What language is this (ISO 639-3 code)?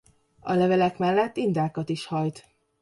hun